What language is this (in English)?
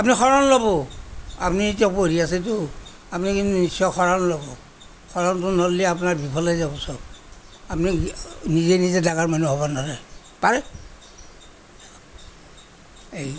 Assamese